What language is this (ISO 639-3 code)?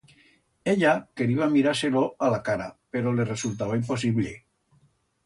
arg